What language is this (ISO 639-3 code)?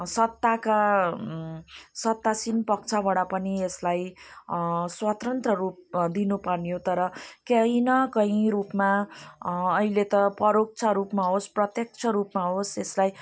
nep